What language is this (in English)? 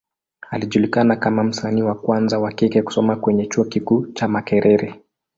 Swahili